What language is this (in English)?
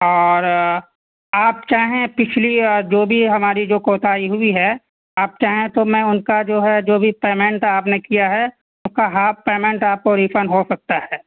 Urdu